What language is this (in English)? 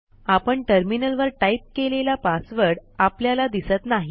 Marathi